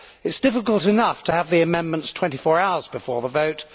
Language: English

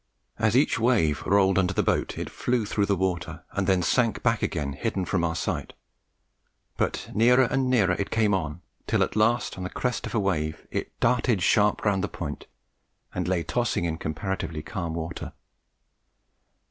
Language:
English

